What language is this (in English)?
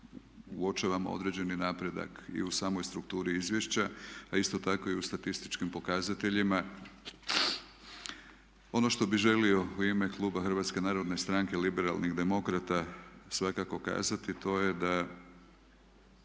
Croatian